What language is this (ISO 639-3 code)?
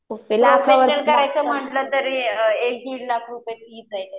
mar